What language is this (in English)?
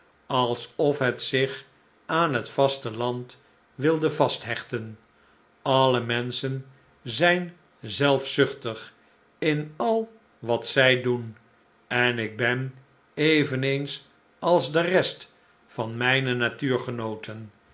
Dutch